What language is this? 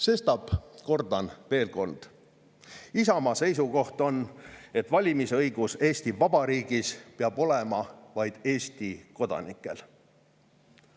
Estonian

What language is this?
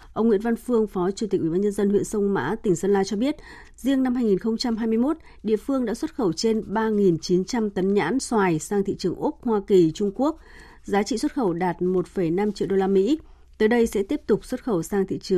Vietnamese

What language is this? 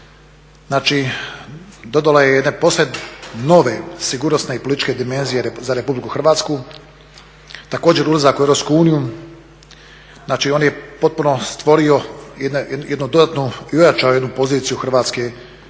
Croatian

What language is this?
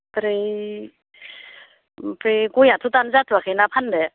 Bodo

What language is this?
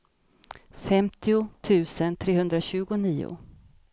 Swedish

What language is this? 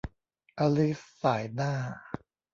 Thai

